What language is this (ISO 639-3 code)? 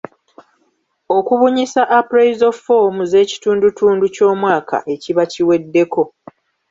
lug